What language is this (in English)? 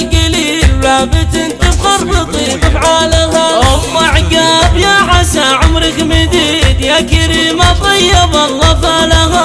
Arabic